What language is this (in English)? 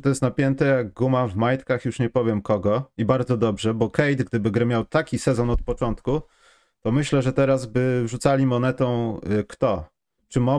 Polish